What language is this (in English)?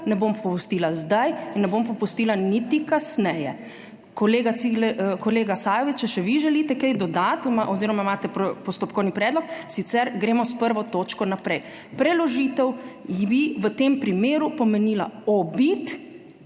Slovenian